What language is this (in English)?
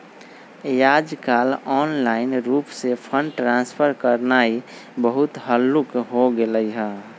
Magahi